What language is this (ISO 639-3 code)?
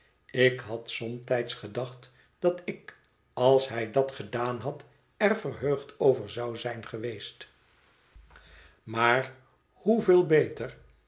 nld